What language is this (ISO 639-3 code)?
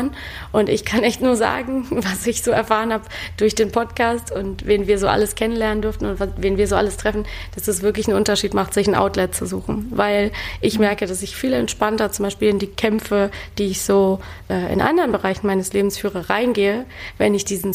deu